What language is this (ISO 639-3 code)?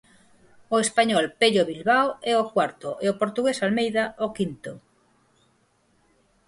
glg